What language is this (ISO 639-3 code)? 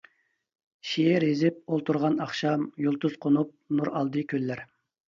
uig